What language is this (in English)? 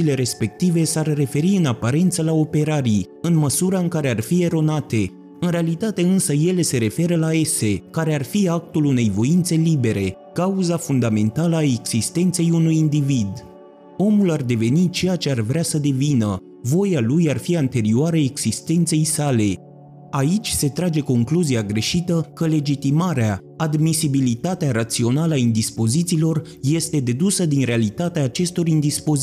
Romanian